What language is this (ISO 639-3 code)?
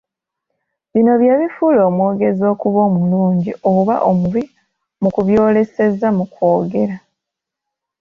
lug